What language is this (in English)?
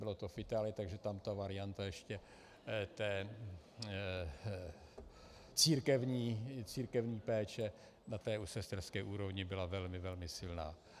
Czech